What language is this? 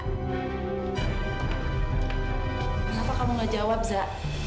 Indonesian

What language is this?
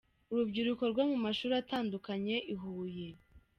Kinyarwanda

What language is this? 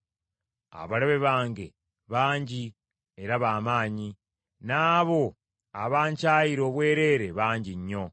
Ganda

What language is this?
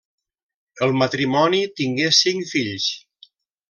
Catalan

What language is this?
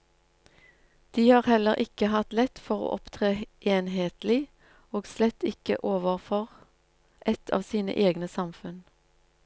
Norwegian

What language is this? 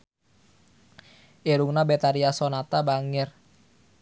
Sundanese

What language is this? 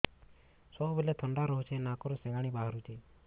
Odia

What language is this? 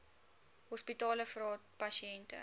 Afrikaans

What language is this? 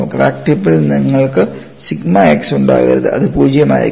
Malayalam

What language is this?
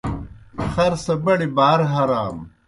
Kohistani Shina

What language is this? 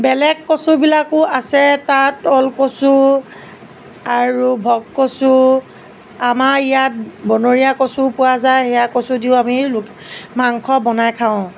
Assamese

